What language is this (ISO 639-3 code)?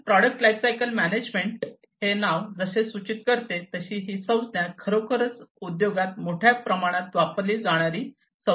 mar